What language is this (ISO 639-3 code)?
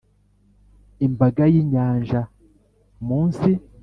kin